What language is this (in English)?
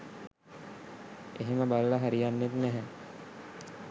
Sinhala